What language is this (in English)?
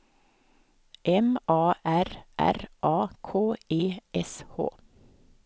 Swedish